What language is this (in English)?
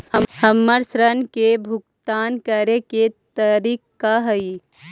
Magahi